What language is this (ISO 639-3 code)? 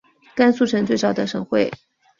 zho